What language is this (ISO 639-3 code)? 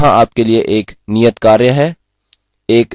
hin